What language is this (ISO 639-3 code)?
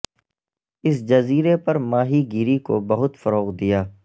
urd